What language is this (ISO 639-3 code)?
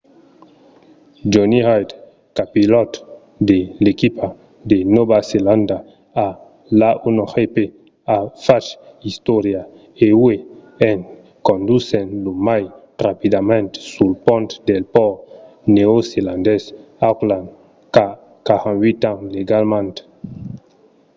oci